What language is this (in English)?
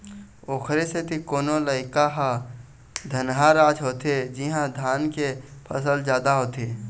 Chhattisgarhi